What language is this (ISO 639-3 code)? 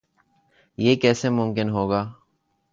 urd